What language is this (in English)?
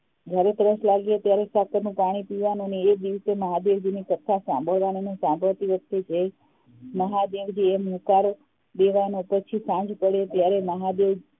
Gujarati